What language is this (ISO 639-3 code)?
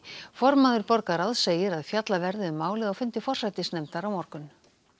isl